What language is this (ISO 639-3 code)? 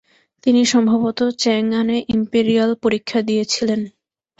ben